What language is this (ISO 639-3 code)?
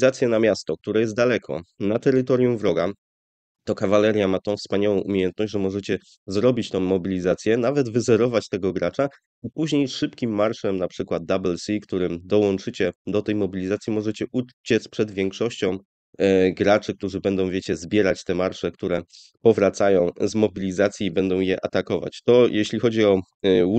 pol